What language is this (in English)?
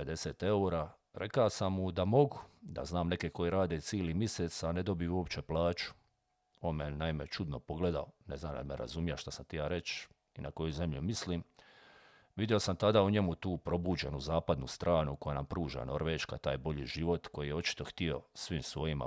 Croatian